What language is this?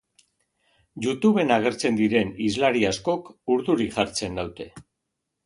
Basque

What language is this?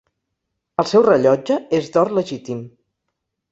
Catalan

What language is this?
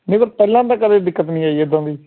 Punjabi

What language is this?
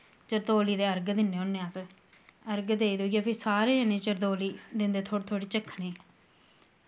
Dogri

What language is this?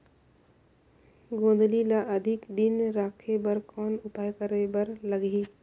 Chhattisgarhi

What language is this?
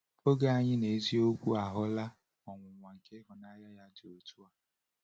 Igbo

